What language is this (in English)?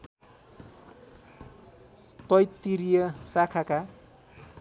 Nepali